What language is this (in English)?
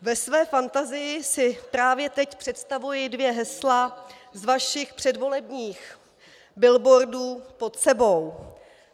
Czech